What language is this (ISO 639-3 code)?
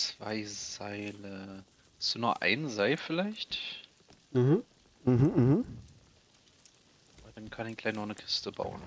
deu